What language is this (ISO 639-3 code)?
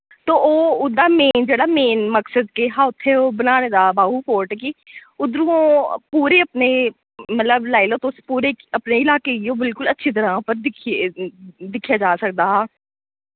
doi